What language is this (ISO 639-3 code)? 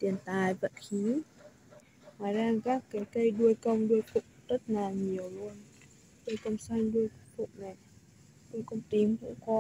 vie